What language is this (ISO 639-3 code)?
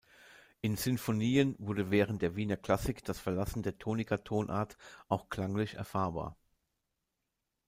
deu